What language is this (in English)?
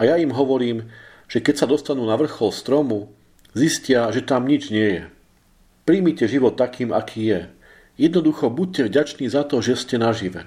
Slovak